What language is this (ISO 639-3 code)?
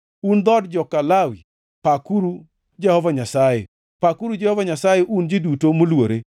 luo